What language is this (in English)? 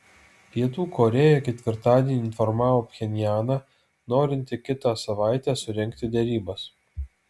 Lithuanian